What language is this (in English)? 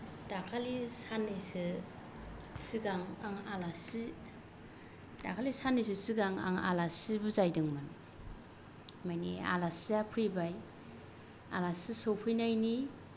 Bodo